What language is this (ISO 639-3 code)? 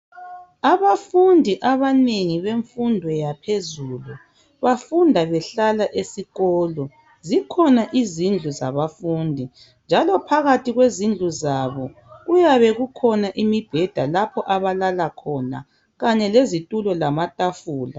nde